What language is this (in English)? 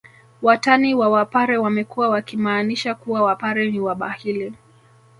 Swahili